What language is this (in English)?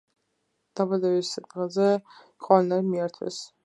Georgian